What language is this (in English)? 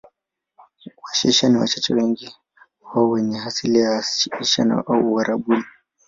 Swahili